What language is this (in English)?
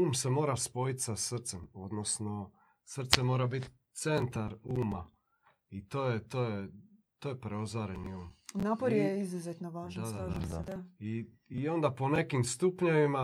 Croatian